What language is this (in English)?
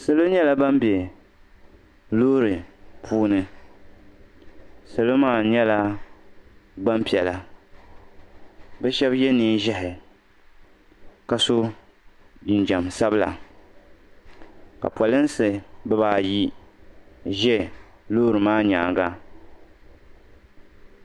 Dagbani